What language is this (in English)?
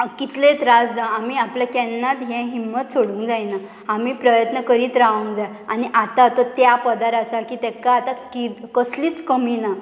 Konkani